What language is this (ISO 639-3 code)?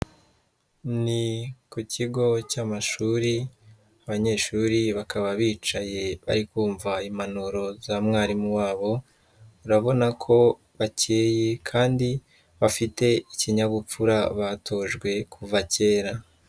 kin